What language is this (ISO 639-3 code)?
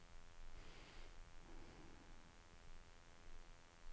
nor